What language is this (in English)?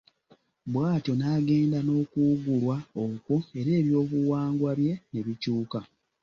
Ganda